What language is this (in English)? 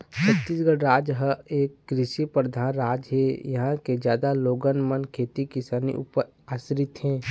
Chhattisgarhi